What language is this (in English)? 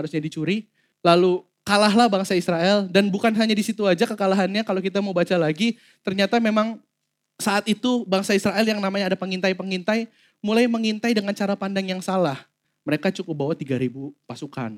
Indonesian